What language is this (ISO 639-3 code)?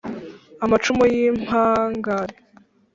kin